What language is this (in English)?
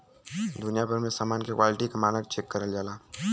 Bhojpuri